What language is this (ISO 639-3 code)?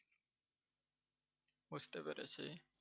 ben